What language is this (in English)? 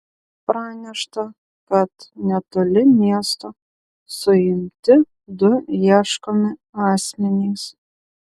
Lithuanian